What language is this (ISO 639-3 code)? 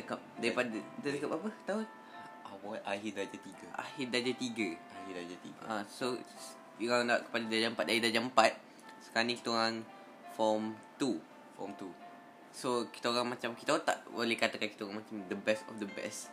msa